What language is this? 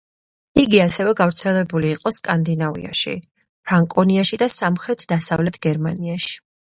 Georgian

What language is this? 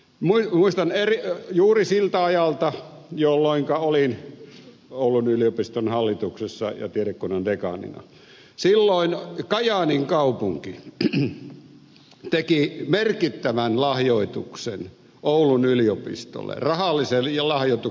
Finnish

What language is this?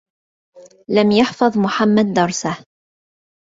Arabic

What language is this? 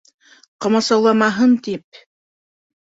Bashkir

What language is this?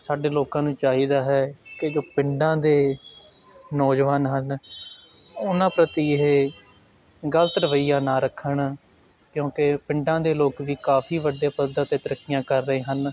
Punjabi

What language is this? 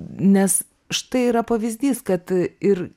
Lithuanian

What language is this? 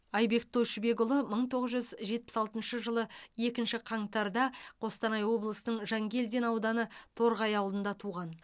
Kazakh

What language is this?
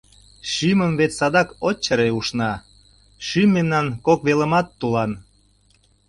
Mari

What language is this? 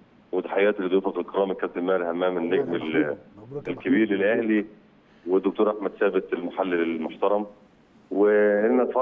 Arabic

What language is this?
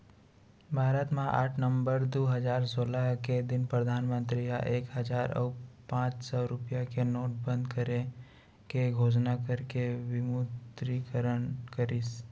Chhattisgarhi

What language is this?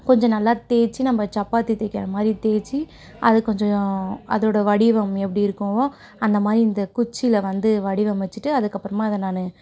Tamil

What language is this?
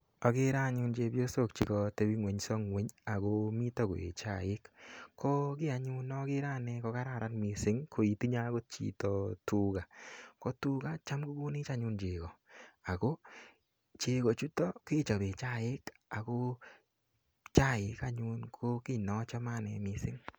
Kalenjin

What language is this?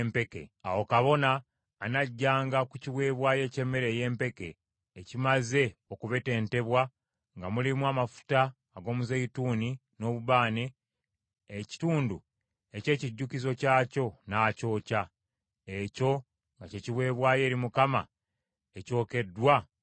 Ganda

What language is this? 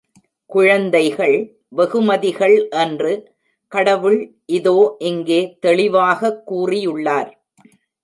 Tamil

